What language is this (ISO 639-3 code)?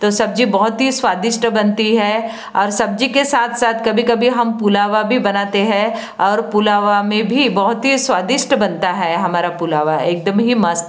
hin